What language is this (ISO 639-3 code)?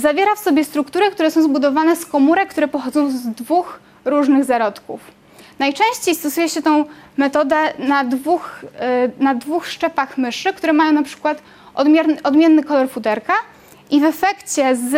pol